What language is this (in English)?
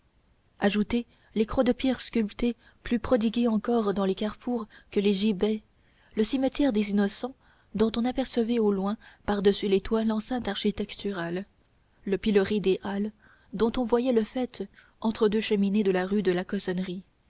French